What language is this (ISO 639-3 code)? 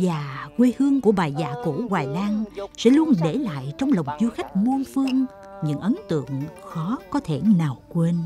vie